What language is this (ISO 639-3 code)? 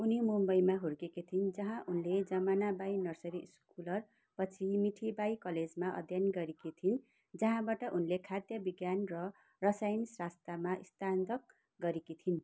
nep